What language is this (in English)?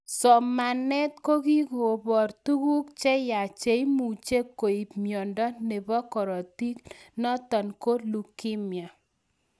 Kalenjin